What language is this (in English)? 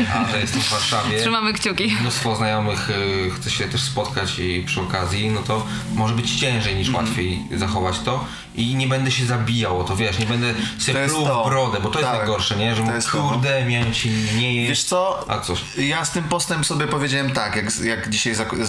Polish